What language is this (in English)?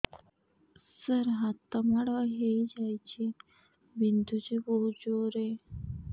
Odia